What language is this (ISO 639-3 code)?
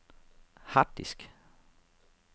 dan